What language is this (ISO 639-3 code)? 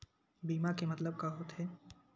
hne